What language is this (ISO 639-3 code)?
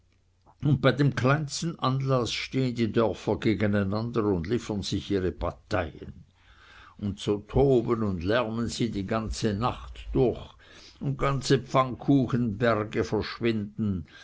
deu